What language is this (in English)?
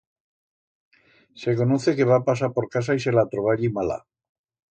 Aragonese